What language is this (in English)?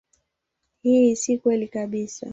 Swahili